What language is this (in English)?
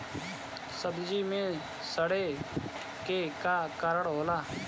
Bhojpuri